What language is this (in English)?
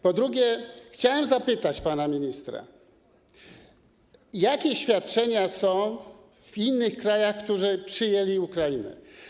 Polish